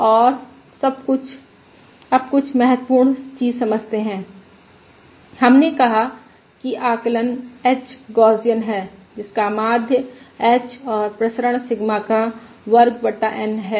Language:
Hindi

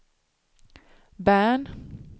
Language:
Swedish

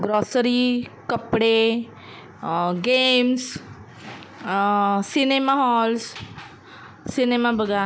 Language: Marathi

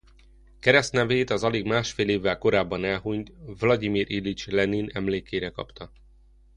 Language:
Hungarian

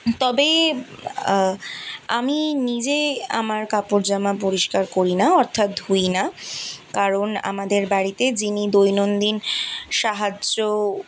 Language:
Bangla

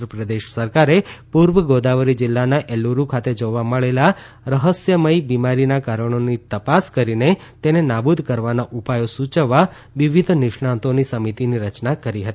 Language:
Gujarati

